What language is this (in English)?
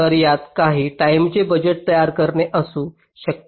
Marathi